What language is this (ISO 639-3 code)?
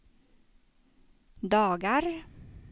swe